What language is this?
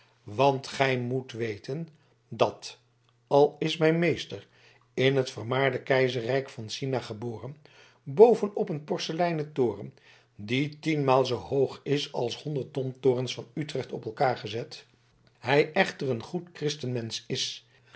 Dutch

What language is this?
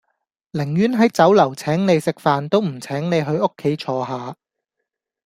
Cantonese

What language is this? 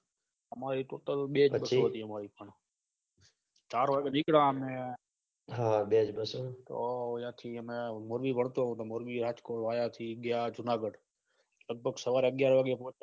Gujarati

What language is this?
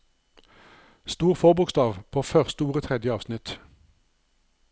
Norwegian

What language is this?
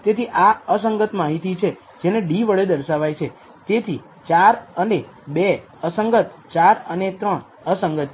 Gujarati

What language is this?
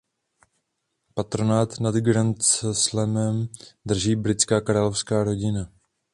Czech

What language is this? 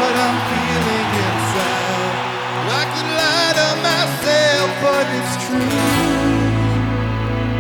Ukrainian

